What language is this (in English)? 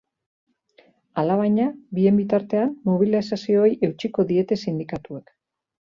Basque